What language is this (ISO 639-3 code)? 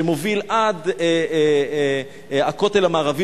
heb